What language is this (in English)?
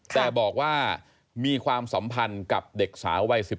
Thai